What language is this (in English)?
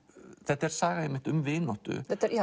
Icelandic